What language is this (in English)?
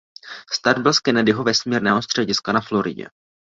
Czech